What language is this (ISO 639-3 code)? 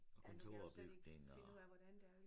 dan